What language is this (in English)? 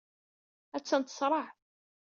Kabyle